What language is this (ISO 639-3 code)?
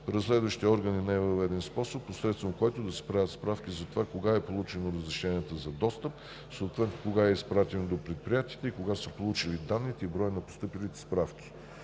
bul